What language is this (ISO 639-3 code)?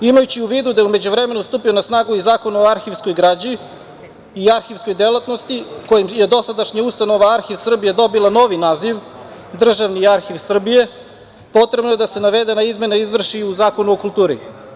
srp